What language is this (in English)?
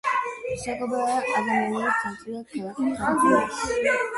Georgian